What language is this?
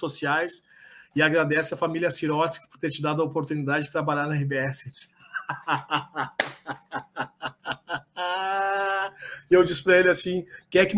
Portuguese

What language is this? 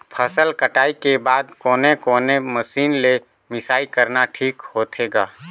Chhattisgarhi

